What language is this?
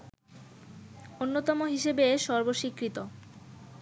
Bangla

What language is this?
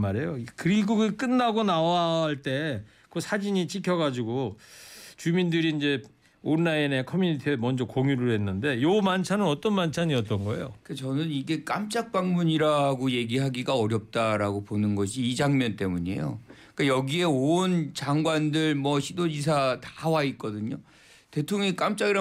Korean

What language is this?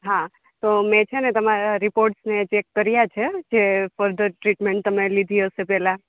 Gujarati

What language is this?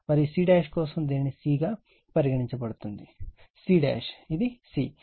Telugu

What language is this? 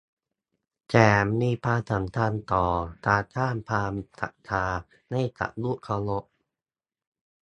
Thai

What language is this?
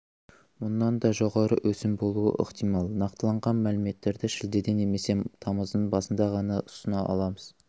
Kazakh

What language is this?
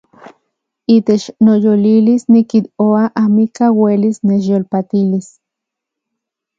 Central Puebla Nahuatl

